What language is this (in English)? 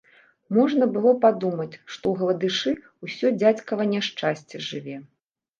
Belarusian